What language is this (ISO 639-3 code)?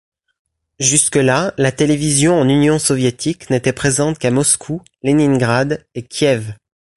fra